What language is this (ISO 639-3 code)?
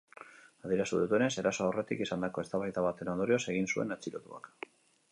eus